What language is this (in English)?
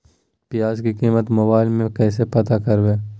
Magahi